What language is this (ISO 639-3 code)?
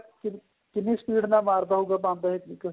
pan